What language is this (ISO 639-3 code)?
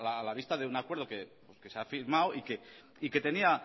spa